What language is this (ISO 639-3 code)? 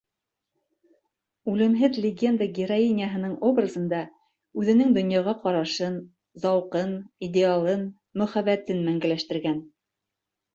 bak